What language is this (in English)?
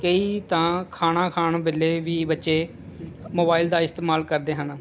Punjabi